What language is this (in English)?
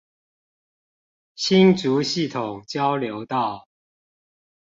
Chinese